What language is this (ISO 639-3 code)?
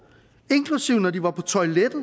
dan